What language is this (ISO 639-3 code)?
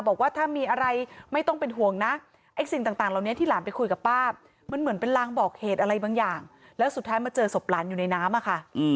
tha